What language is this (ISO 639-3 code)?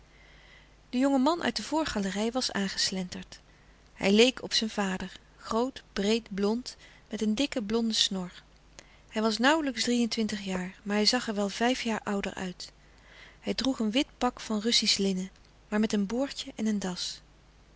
nld